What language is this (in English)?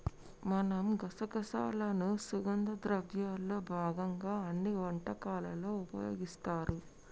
Telugu